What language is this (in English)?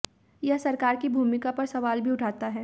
Hindi